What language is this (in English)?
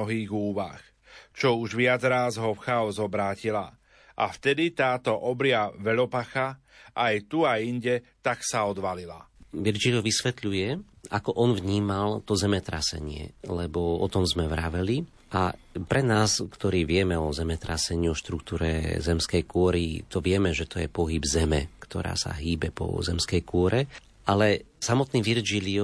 Slovak